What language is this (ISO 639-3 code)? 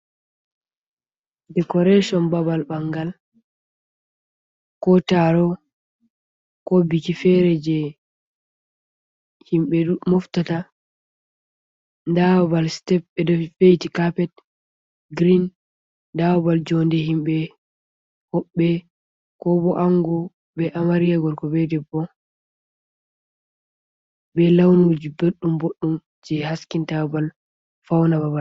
ful